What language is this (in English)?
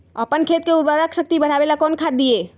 Magahi